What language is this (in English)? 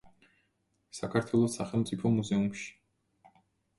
Georgian